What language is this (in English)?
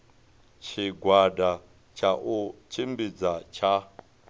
Venda